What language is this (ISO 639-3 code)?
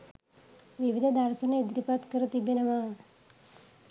sin